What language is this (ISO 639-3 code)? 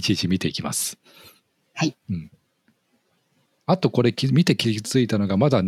jpn